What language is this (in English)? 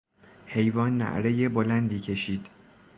Persian